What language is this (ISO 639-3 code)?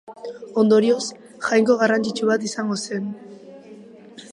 eus